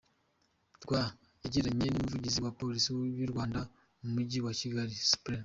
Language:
Kinyarwanda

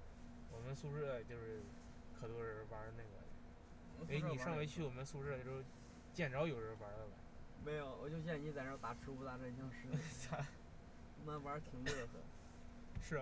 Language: Chinese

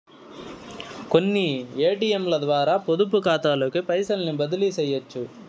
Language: Telugu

